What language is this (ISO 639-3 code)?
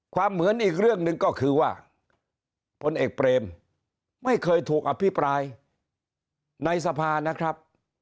tha